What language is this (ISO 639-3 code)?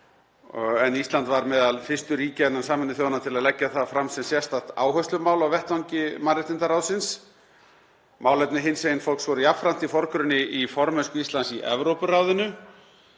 isl